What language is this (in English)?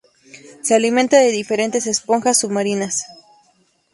Spanish